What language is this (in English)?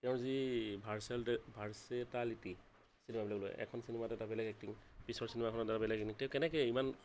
Assamese